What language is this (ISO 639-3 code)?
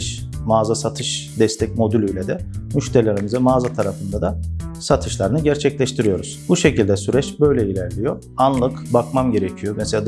tur